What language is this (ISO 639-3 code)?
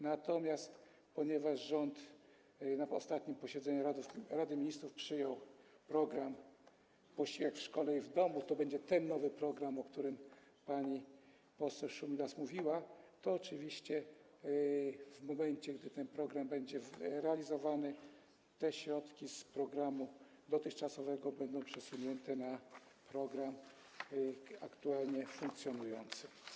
pol